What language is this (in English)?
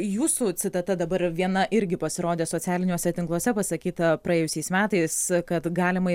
Lithuanian